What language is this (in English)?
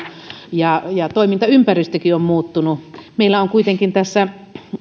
Finnish